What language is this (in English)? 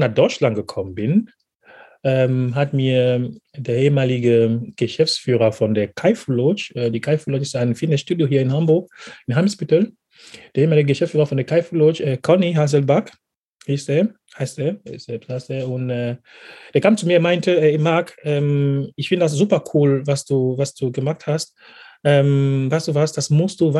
German